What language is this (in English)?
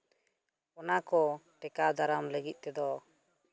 Santali